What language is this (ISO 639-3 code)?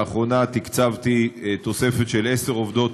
heb